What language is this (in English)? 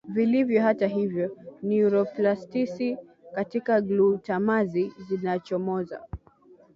Swahili